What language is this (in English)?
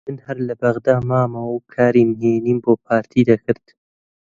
Central Kurdish